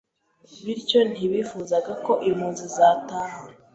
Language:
Kinyarwanda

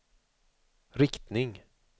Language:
Swedish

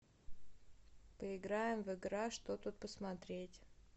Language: Russian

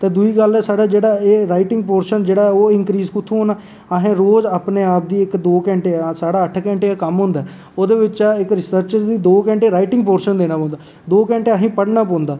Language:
Dogri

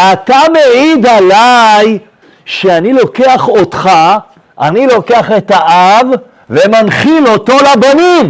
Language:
Hebrew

